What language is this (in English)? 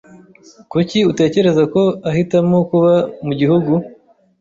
Kinyarwanda